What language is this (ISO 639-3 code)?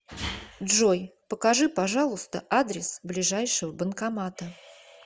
rus